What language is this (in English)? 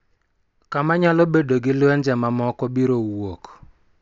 Luo (Kenya and Tanzania)